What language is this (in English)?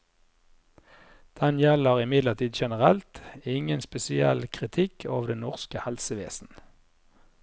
Norwegian